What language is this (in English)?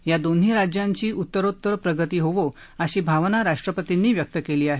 Marathi